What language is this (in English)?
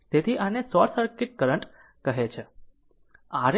Gujarati